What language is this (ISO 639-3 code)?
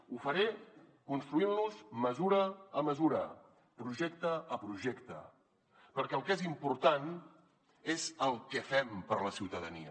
cat